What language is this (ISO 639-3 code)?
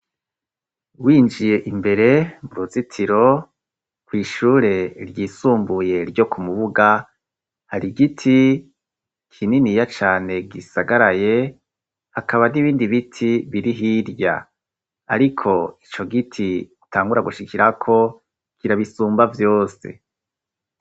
run